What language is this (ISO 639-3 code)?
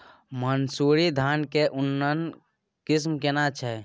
mai